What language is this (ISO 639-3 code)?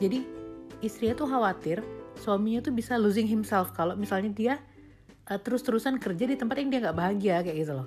ind